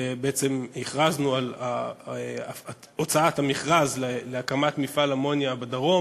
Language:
Hebrew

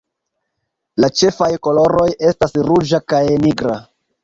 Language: Esperanto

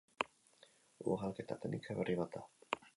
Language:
Basque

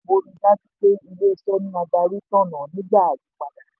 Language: Yoruba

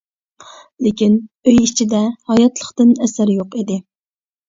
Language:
Uyghur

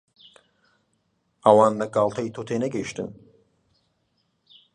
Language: Central Kurdish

